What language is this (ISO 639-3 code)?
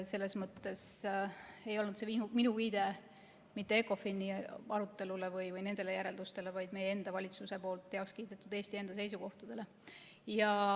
est